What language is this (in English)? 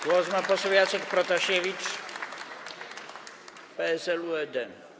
Polish